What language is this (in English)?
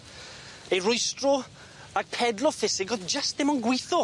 Welsh